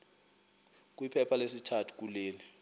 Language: Xhosa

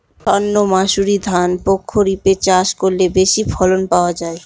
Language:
Bangla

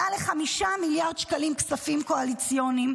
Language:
Hebrew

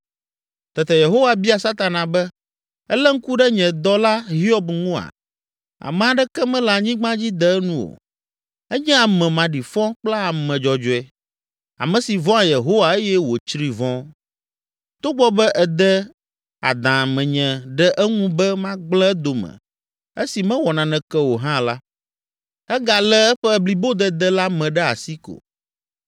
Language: Ewe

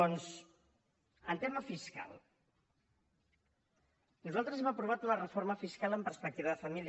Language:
Catalan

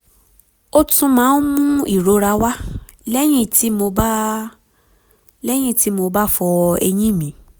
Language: Yoruba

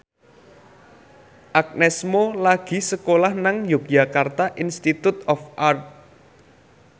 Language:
Javanese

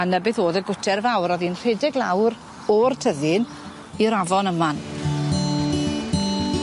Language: Welsh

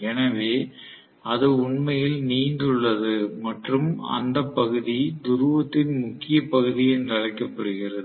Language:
Tamil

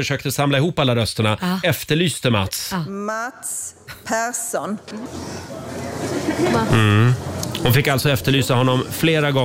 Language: Swedish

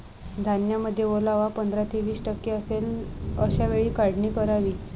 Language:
Marathi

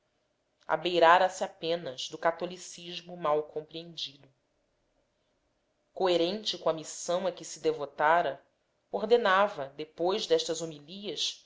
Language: Portuguese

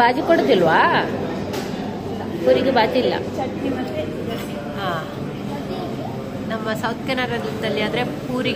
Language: Kannada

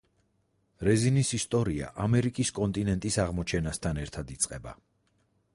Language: Georgian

